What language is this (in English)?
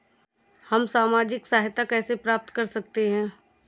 Hindi